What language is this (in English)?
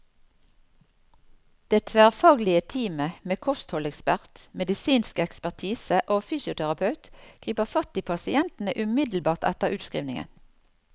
Norwegian